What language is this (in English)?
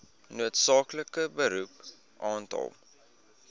Afrikaans